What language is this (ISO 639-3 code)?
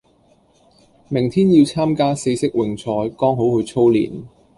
yue